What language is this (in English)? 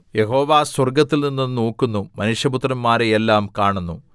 Malayalam